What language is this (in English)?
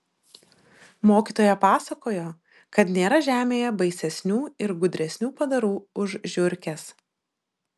Lithuanian